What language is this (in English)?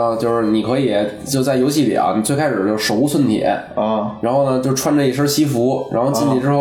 Chinese